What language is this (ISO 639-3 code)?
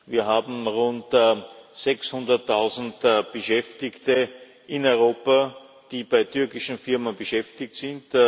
deu